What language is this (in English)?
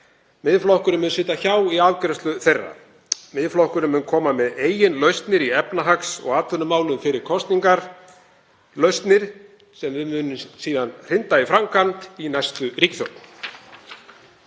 Icelandic